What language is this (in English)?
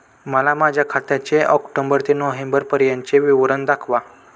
Marathi